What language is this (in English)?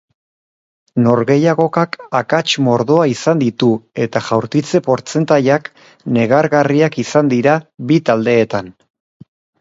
Basque